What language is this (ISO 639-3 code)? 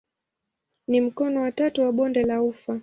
swa